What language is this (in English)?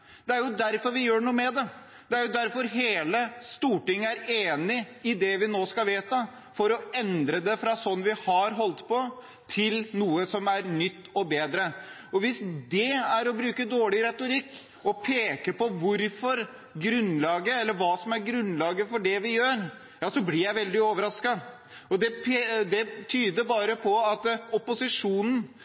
Norwegian Bokmål